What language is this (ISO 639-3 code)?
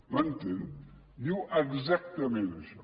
cat